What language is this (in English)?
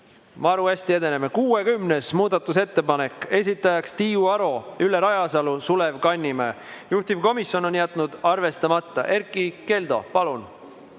Estonian